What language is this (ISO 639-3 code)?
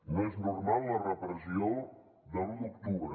cat